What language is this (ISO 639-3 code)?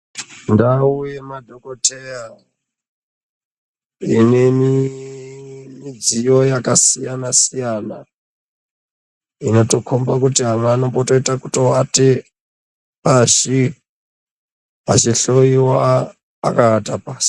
ndc